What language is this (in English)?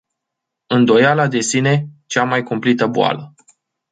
Romanian